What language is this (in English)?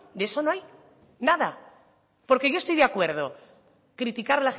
Spanish